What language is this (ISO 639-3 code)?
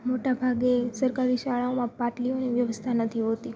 guj